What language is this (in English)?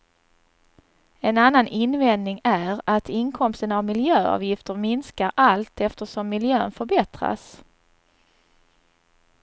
Swedish